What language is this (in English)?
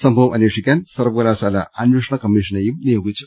Malayalam